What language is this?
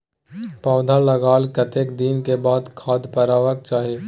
Maithili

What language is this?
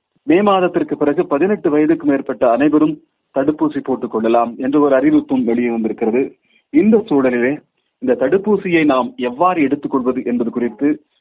Tamil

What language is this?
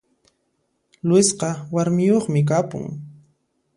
Puno Quechua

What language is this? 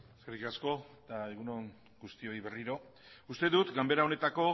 Basque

